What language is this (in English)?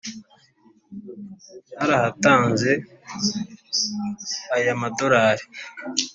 Kinyarwanda